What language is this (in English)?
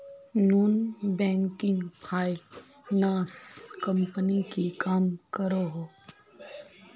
Magahi